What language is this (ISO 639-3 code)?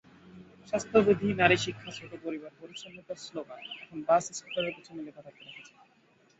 ben